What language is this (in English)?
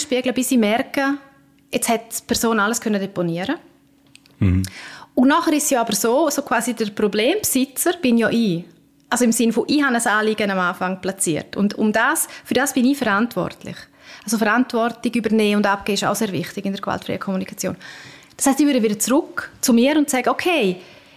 German